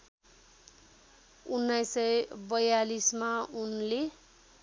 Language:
Nepali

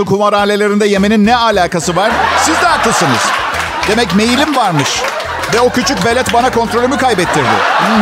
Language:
Turkish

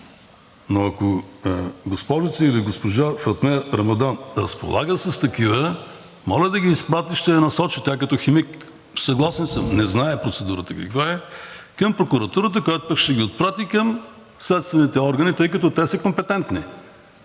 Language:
Bulgarian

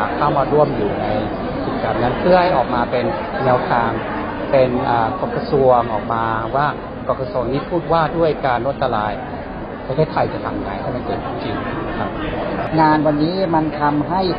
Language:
Thai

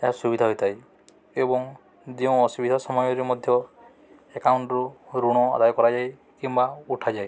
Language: Odia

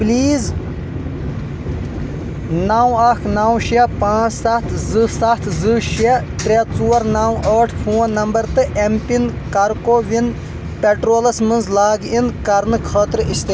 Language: Kashmiri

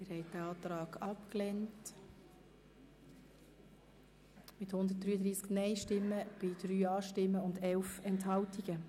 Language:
Swiss German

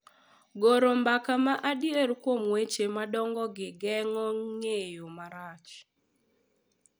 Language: Luo (Kenya and Tanzania)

